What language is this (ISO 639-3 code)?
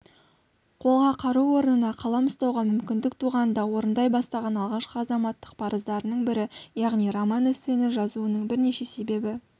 kaz